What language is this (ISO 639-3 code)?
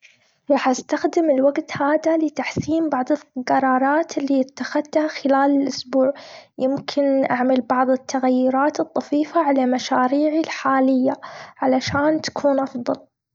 afb